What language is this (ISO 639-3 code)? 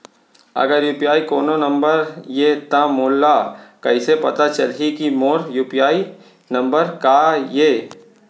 hne